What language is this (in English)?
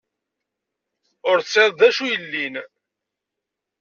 Kabyle